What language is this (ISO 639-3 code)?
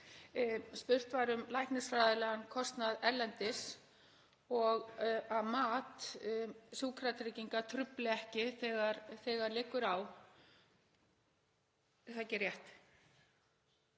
isl